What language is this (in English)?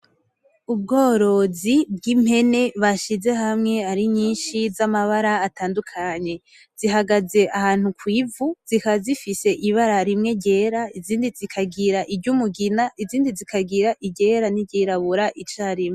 Rundi